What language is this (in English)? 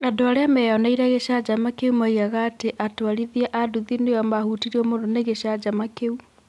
Kikuyu